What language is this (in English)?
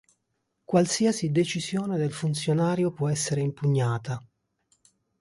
Italian